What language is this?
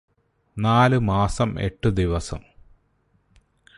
Malayalam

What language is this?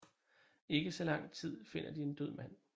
Danish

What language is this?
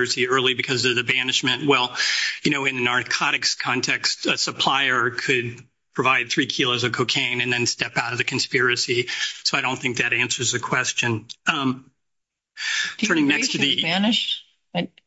English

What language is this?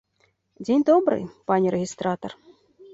Belarusian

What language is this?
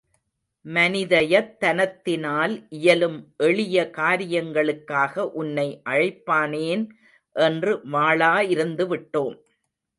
Tamil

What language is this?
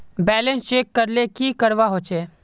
Magahi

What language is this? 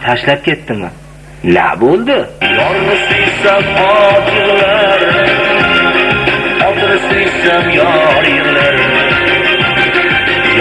Russian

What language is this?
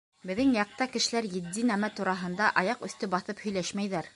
Bashkir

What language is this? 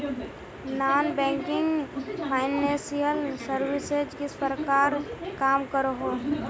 Magahi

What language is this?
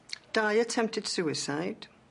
Welsh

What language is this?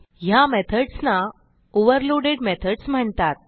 Marathi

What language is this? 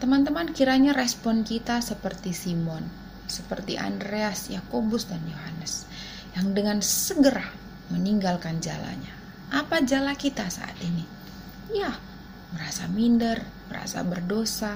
Indonesian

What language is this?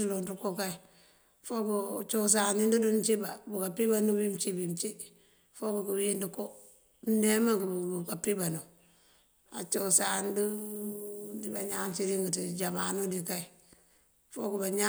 Mandjak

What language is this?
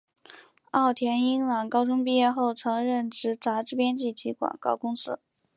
Chinese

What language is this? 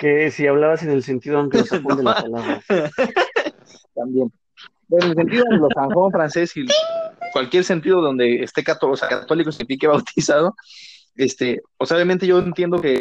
Spanish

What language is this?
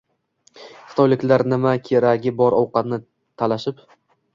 Uzbek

